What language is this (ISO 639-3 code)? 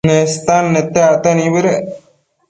mcf